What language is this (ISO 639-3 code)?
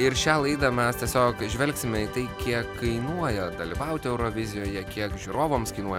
lit